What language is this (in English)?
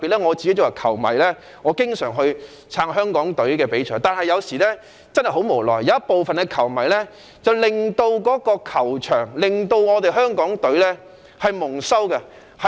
Cantonese